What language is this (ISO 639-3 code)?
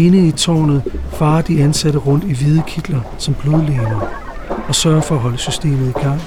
dan